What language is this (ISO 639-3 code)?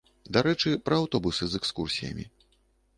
bel